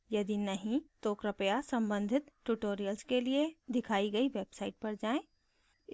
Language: Hindi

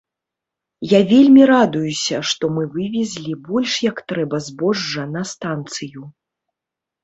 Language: Belarusian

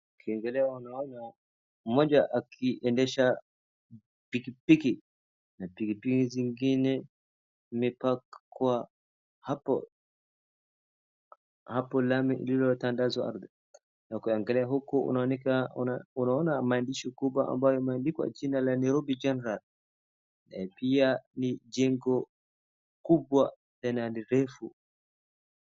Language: Swahili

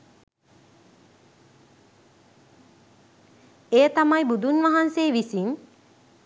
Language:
Sinhala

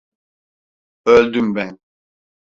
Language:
Turkish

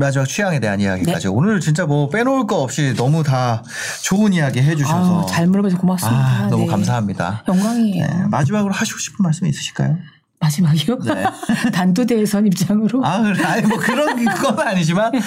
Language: Korean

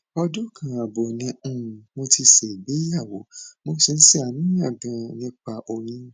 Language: Yoruba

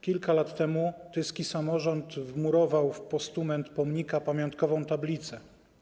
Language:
Polish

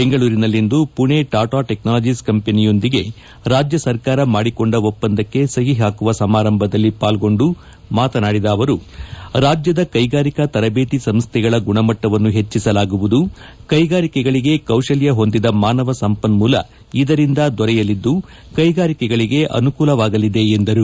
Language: Kannada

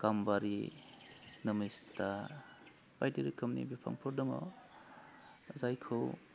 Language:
Bodo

